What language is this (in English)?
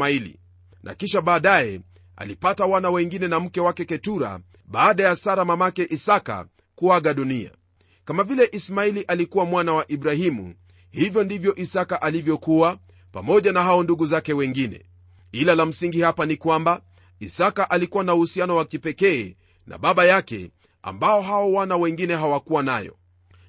Swahili